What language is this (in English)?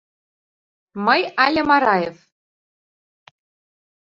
Mari